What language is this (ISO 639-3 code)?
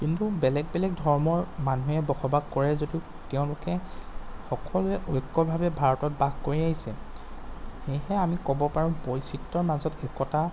asm